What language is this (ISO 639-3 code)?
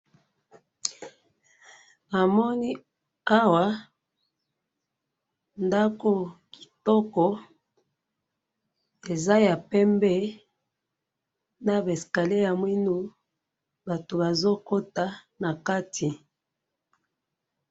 lin